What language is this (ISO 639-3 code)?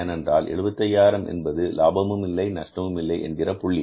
tam